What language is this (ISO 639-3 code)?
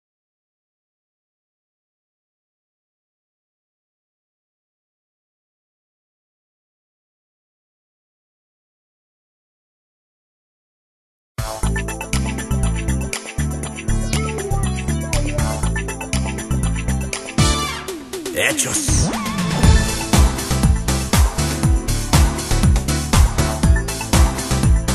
bul